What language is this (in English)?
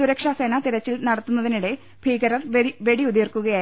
Malayalam